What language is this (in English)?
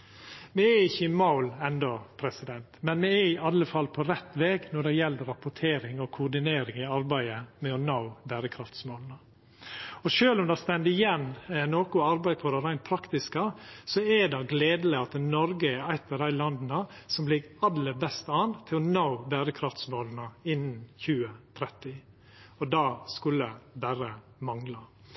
Norwegian Nynorsk